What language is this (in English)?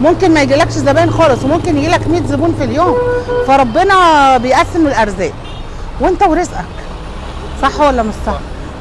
Arabic